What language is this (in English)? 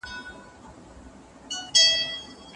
Pashto